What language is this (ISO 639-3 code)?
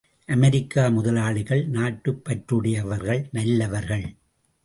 tam